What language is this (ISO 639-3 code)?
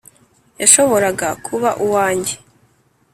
kin